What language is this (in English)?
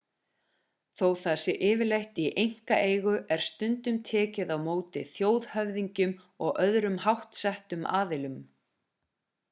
Icelandic